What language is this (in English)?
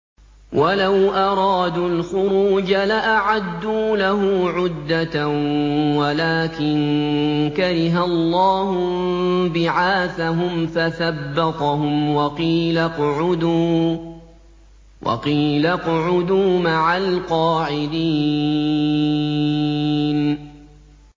Arabic